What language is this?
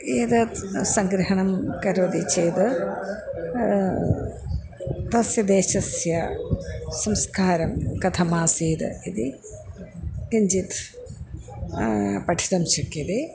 Sanskrit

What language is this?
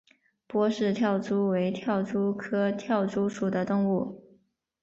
Chinese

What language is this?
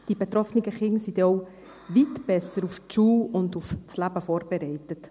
Swiss German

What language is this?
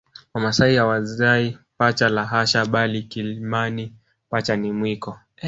Swahili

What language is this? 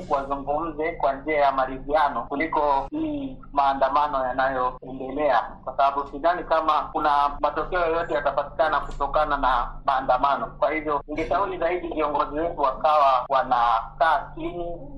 Swahili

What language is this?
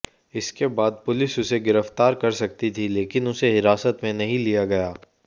Hindi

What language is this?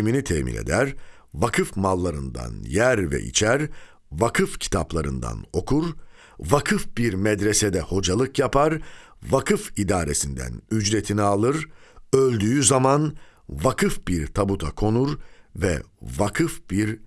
Turkish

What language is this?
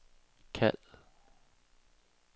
Danish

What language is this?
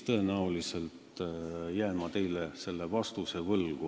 Estonian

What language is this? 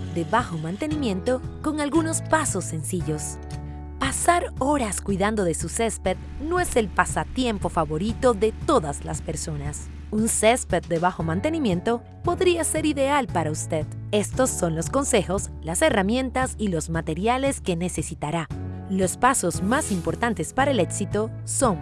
Spanish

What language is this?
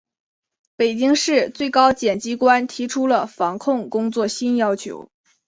Chinese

